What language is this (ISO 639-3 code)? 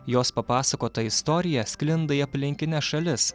lit